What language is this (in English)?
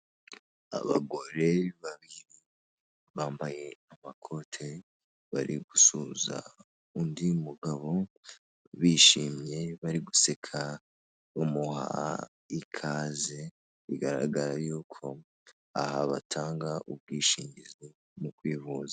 Kinyarwanda